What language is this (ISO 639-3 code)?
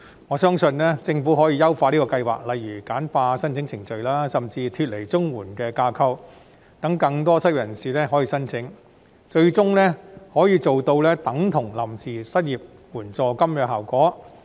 yue